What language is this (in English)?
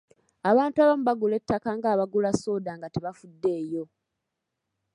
Ganda